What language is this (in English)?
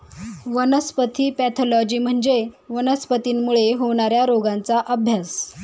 Marathi